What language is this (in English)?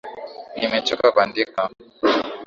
Swahili